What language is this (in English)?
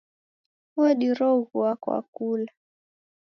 Taita